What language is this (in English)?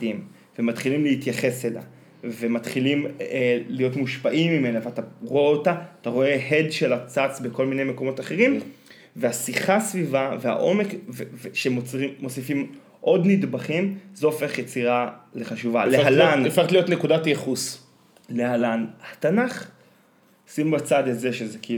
Hebrew